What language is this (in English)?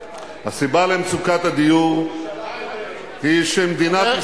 Hebrew